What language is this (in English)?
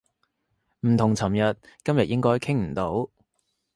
Cantonese